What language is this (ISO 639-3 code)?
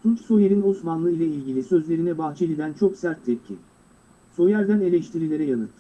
tur